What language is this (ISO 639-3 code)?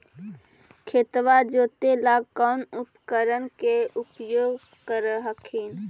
mag